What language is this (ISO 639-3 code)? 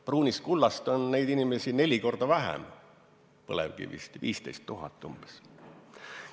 est